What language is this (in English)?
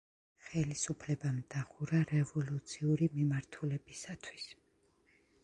Georgian